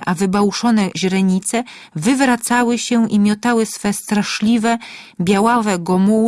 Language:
Polish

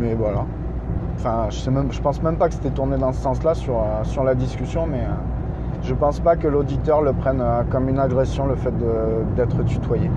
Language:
French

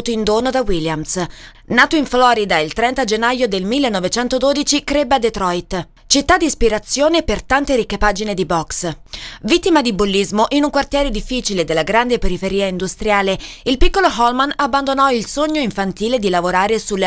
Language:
Italian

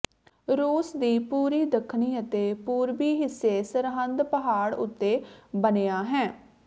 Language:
Punjabi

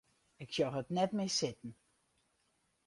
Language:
Western Frisian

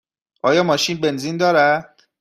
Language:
Persian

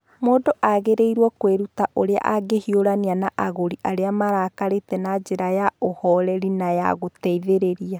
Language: Kikuyu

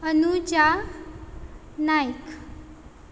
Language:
Konkani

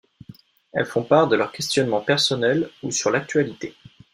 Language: French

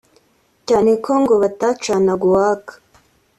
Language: Kinyarwanda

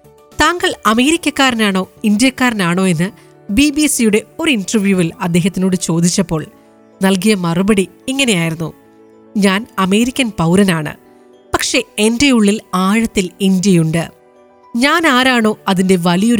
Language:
Malayalam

